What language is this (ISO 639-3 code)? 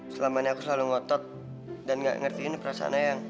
ind